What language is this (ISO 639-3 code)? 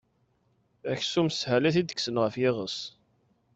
kab